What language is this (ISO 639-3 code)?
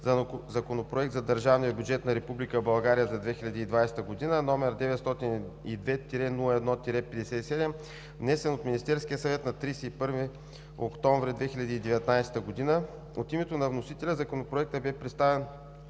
bul